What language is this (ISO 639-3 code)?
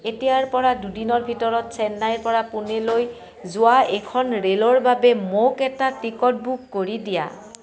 asm